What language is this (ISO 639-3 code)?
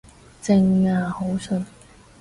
yue